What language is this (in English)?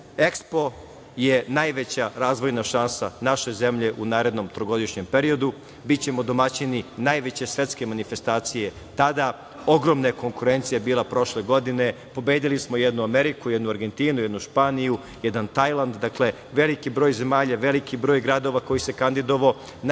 Serbian